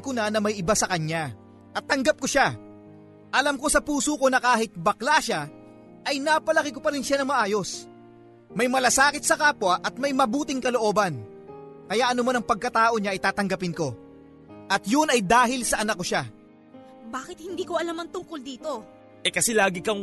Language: Filipino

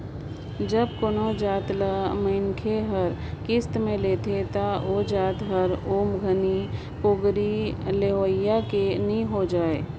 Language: Chhattisgarhi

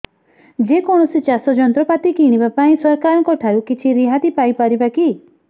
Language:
Odia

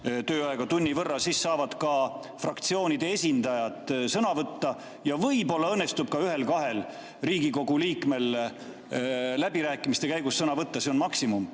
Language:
Estonian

